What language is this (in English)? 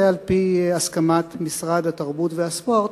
Hebrew